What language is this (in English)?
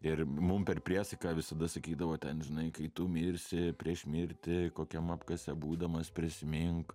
Lithuanian